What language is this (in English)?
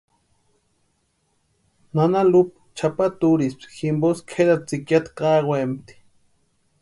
Western Highland Purepecha